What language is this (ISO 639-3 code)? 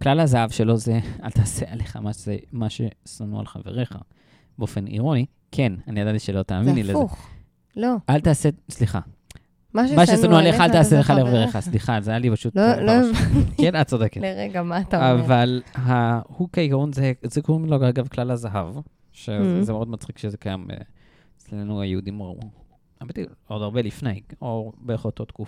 heb